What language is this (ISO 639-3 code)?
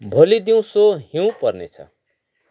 nep